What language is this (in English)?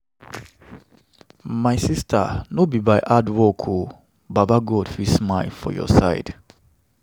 Nigerian Pidgin